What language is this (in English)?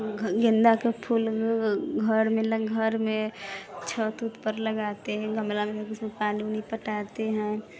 Maithili